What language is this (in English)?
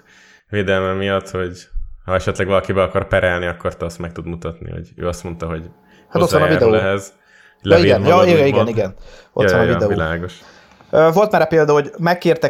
Hungarian